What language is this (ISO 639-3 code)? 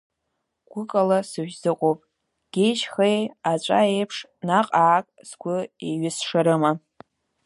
abk